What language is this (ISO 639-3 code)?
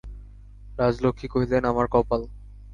ben